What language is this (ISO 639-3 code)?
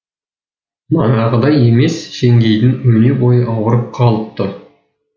kaz